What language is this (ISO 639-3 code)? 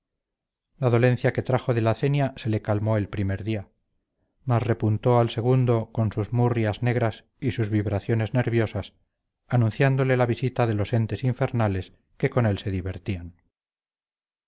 spa